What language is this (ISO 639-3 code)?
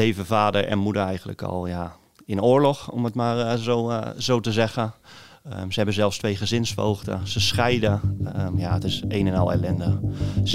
nld